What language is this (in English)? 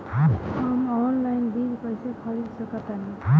Bhojpuri